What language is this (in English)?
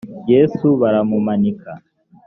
Kinyarwanda